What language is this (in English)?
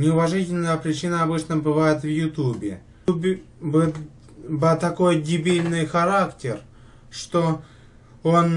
Russian